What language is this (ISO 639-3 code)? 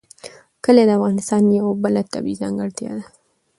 pus